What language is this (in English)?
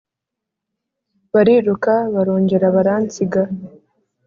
Kinyarwanda